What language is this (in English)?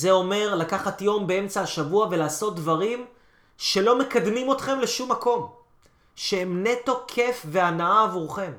Hebrew